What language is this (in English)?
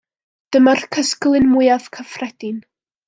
Welsh